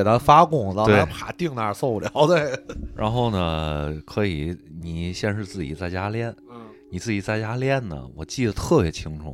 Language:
Chinese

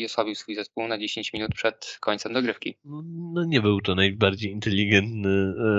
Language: Polish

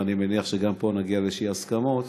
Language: Hebrew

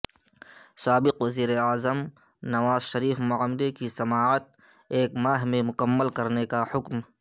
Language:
Urdu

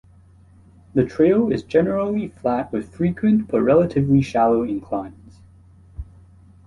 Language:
English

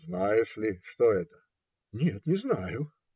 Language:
Russian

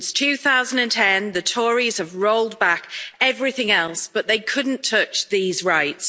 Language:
English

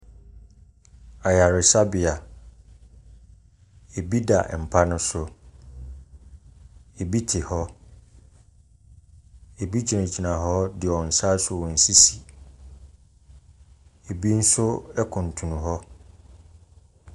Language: Akan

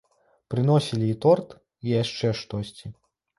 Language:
Belarusian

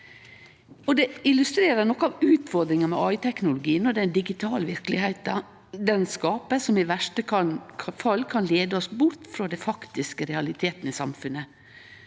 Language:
Norwegian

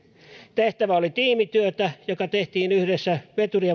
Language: Finnish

